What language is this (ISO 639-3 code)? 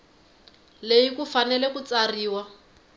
tso